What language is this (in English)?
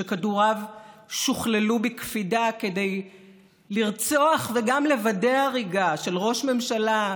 Hebrew